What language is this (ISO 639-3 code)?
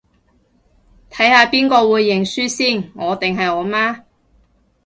yue